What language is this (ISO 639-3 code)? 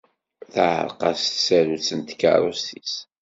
kab